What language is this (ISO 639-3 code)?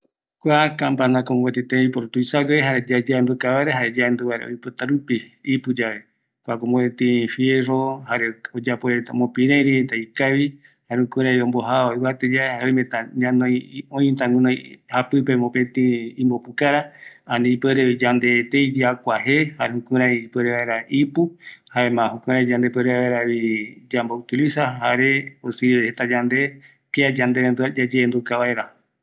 gui